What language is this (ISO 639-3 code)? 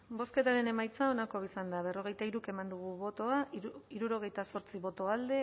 eus